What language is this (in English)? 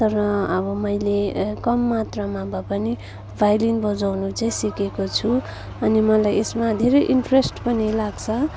Nepali